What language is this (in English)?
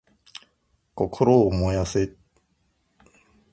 Japanese